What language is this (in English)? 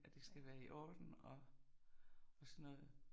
Danish